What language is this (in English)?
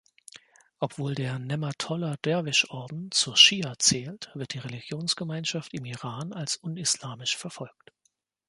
German